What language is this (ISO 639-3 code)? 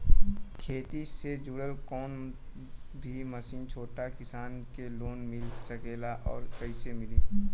bho